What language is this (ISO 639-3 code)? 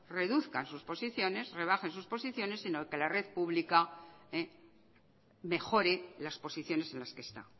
spa